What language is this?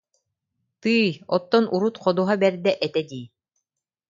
Yakut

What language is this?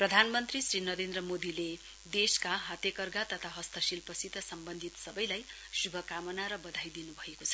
Nepali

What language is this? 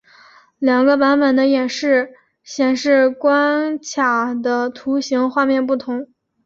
Chinese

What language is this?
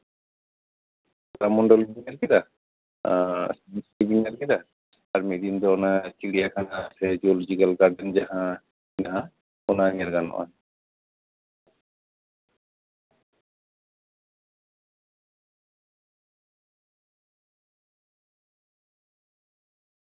Santali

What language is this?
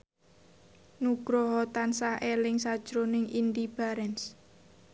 Javanese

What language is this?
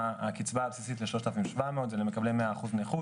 Hebrew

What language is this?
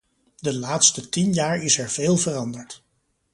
Dutch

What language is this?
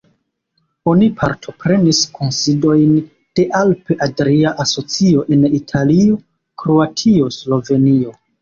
Esperanto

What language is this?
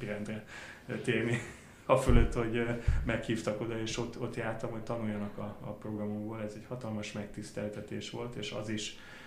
Hungarian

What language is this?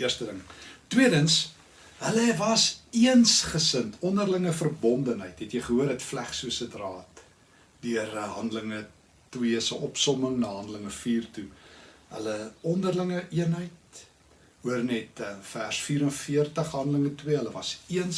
Dutch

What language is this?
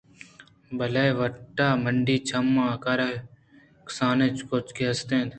Eastern Balochi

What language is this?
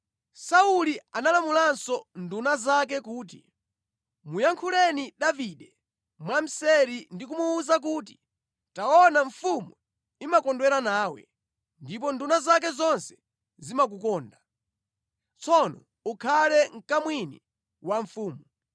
Nyanja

